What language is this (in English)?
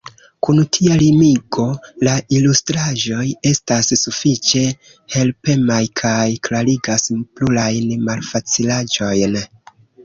Esperanto